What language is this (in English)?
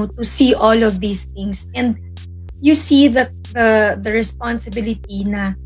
Filipino